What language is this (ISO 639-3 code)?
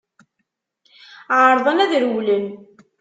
kab